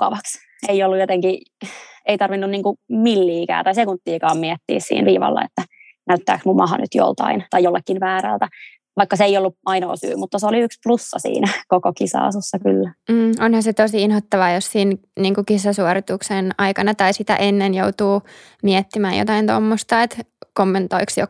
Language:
Finnish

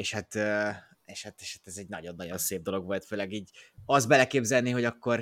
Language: Hungarian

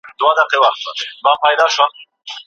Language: Pashto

